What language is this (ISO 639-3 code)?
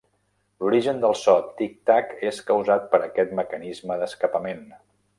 cat